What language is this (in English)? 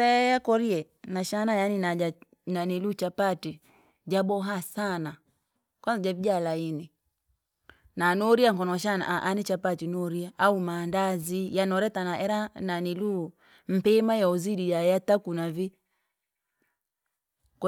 Langi